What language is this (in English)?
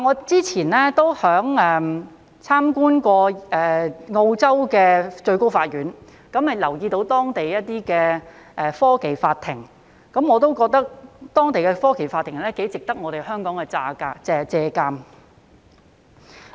Cantonese